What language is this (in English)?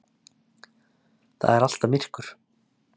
Icelandic